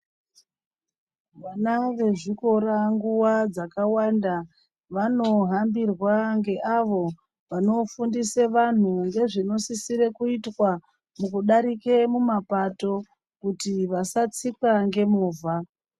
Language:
Ndau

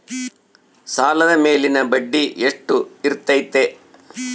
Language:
Kannada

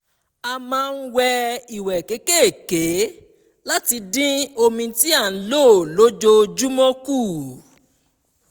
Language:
Yoruba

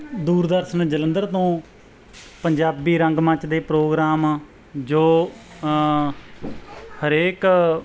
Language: Punjabi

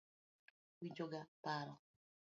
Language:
Luo (Kenya and Tanzania)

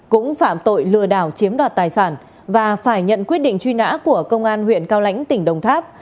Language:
Vietnamese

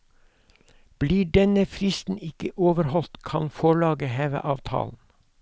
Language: Norwegian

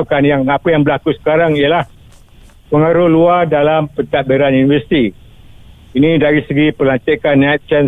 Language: Malay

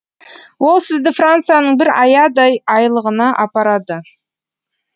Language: Kazakh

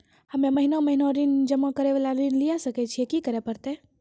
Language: Maithili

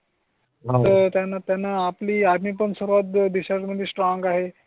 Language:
Marathi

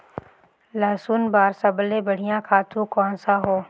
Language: Chhattisgarhi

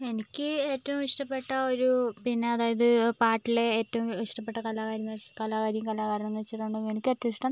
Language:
Malayalam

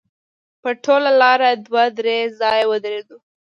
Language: Pashto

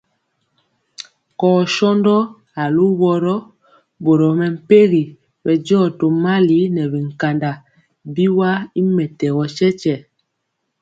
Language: Mpiemo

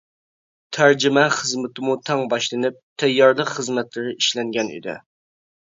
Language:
Uyghur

